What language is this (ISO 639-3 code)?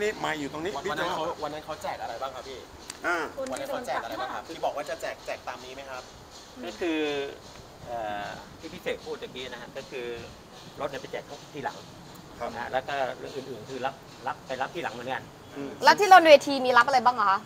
tha